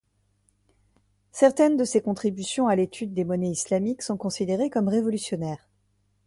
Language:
French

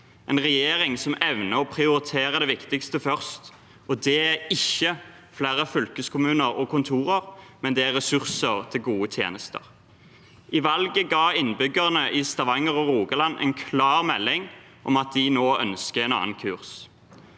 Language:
Norwegian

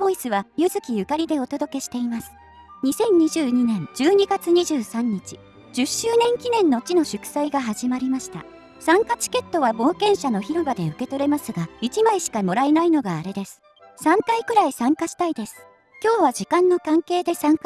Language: Japanese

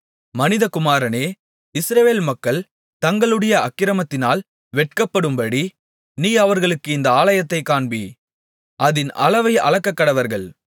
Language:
Tamil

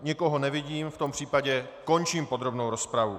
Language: Czech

